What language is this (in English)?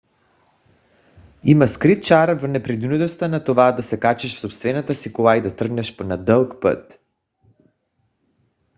Bulgarian